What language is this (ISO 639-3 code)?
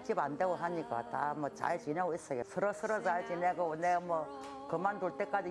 kor